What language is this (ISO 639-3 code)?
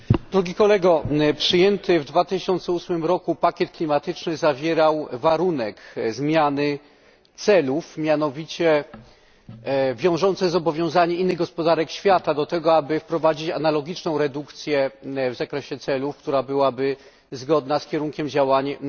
pol